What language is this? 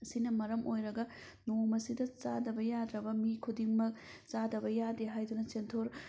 Manipuri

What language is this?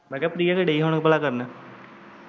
Punjabi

